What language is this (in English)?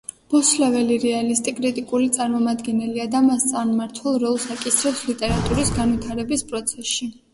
Georgian